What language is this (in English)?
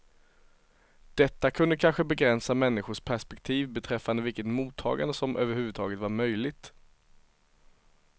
Swedish